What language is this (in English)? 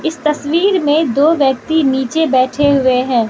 Hindi